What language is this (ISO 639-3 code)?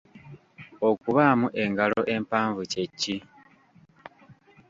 lug